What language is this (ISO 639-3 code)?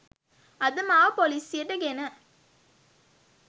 sin